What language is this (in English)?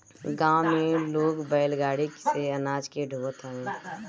Bhojpuri